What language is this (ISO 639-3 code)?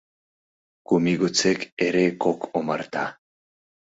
chm